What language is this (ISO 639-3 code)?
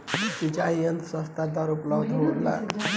bho